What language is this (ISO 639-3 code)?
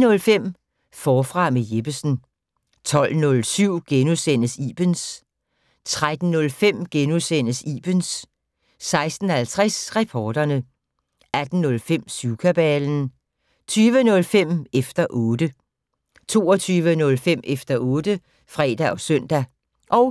dan